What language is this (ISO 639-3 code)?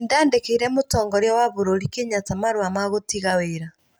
kik